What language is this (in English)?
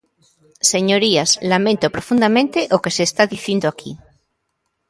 Galician